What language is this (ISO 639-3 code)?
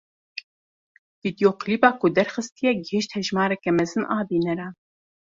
kur